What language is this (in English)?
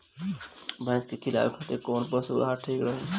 Bhojpuri